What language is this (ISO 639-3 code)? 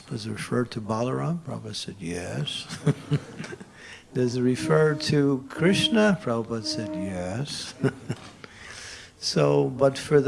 eng